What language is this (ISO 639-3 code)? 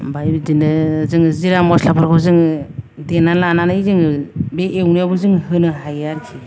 brx